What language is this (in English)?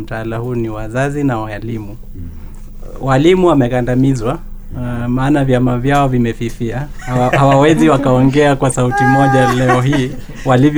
Swahili